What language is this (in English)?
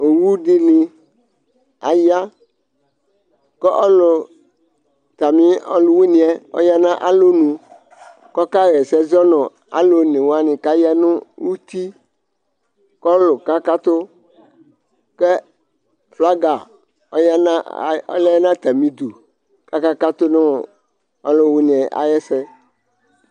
Ikposo